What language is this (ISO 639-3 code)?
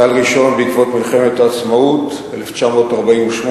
heb